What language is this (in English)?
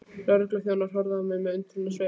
Icelandic